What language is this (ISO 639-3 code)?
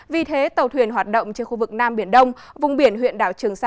vie